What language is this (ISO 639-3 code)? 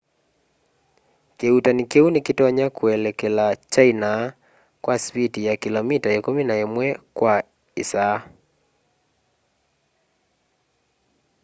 kam